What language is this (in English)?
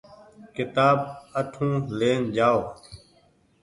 Goaria